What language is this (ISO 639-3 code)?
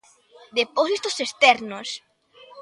glg